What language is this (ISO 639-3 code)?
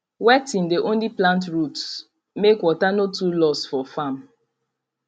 pcm